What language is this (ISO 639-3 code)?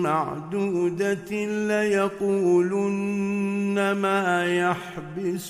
ara